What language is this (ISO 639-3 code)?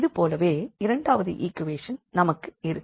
tam